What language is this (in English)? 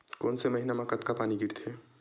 Chhattisgarhi